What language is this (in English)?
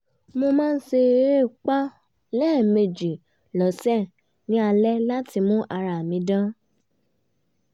Yoruba